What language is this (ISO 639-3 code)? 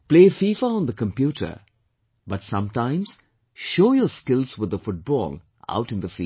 eng